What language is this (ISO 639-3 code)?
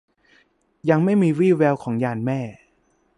tha